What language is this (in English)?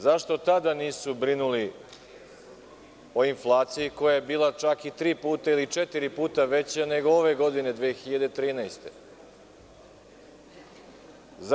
Serbian